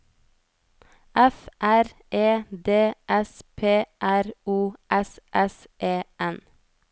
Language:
Norwegian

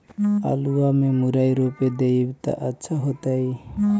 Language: Magahi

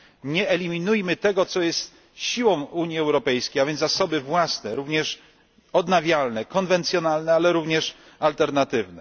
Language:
Polish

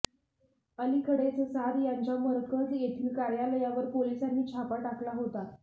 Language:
Marathi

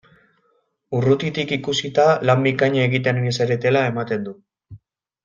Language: Basque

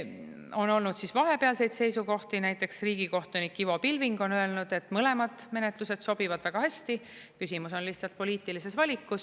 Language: Estonian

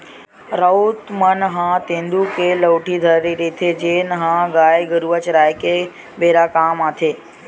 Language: Chhattisgarhi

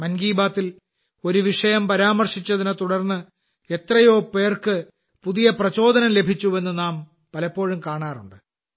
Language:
Malayalam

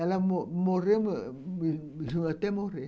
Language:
Portuguese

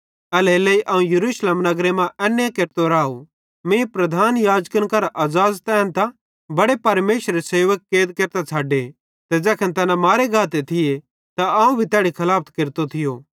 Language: Bhadrawahi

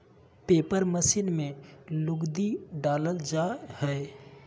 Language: Magahi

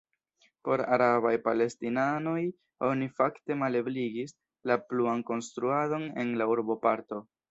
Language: Esperanto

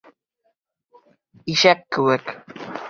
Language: Bashkir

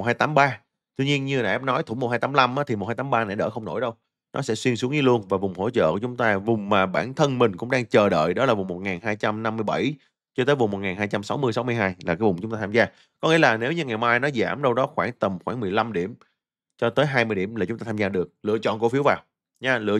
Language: Vietnamese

